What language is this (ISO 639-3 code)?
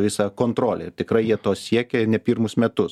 lit